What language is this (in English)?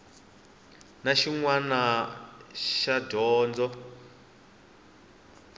Tsonga